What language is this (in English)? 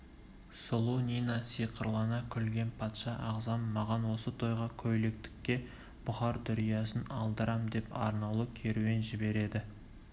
Kazakh